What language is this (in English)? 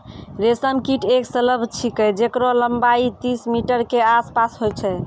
Maithili